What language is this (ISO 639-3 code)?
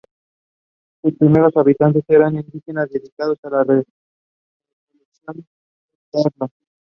spa